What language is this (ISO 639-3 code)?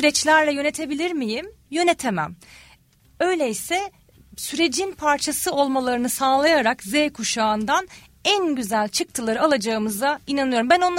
tur